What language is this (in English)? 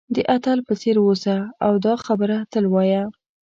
Pashto